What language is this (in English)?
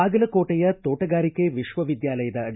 Kannada